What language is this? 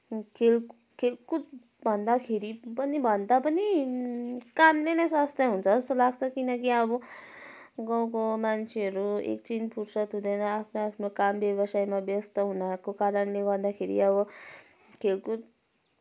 Nepali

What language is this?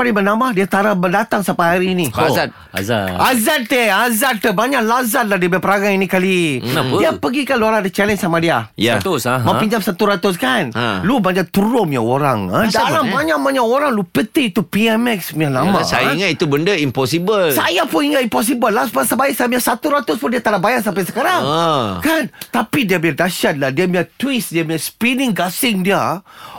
Malay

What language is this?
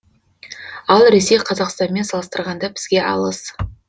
Kazakh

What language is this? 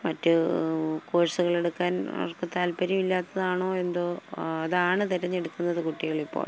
Malayalam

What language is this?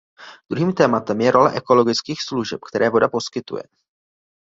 Czech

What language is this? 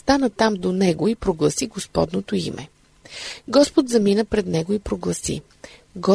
Bulgarian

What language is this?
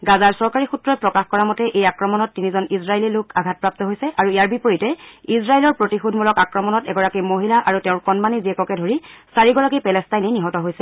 Assamese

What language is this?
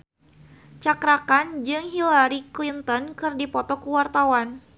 Sundanese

